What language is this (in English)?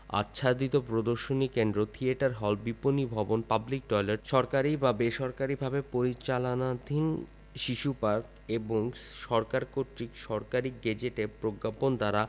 Bangla